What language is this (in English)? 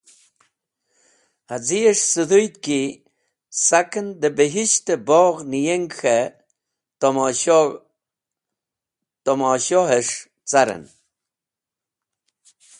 Wakhi